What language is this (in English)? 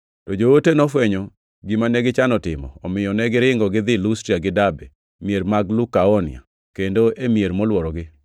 Luo (Kenya and Tanzania)